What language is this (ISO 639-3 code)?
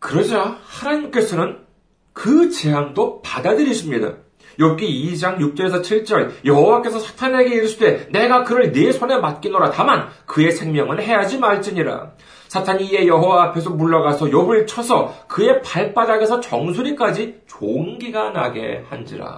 kor